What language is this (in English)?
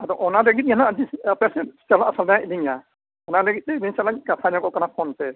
Santali